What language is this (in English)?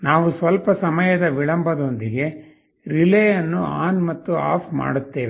Kannada